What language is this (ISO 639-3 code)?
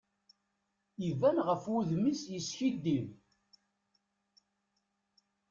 kab